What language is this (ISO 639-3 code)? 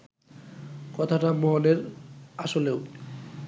ben